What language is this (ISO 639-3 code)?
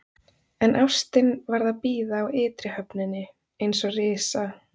isl